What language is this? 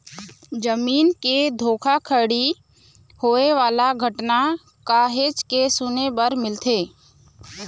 Chhattisgarhi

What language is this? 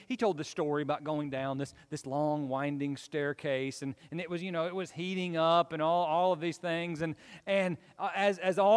English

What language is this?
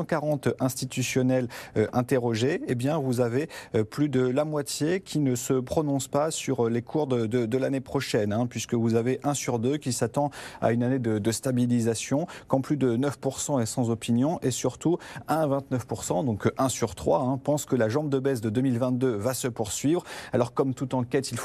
French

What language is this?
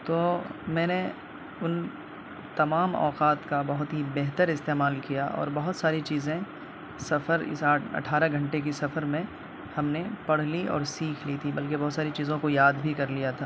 Urdu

